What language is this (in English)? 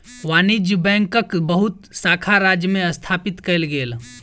Maithili